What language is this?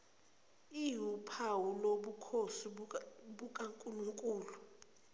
Zulu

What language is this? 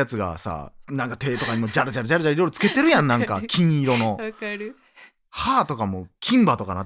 Japanese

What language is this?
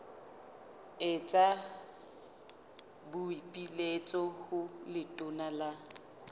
Southern Sotho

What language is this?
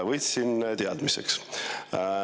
Estonian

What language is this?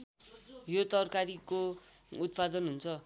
Nepali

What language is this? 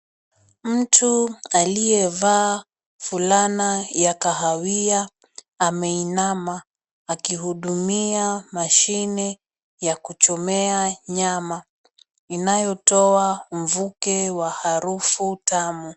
Swahili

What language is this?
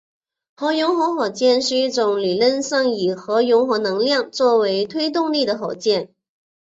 Chinese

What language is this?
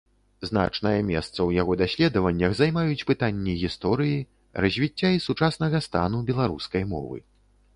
Belarusian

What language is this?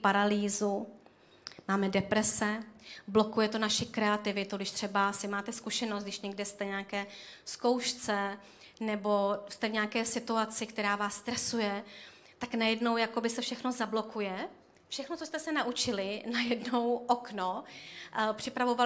Czech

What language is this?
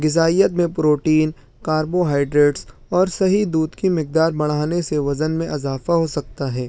Urdu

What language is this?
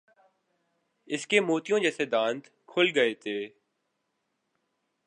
Urdu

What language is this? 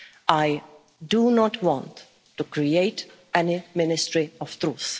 English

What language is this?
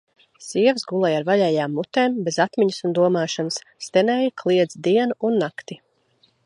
Latvian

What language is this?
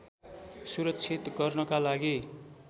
Nepali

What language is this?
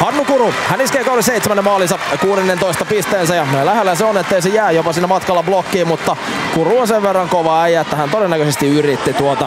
Finnish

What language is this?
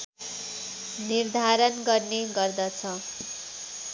Nepali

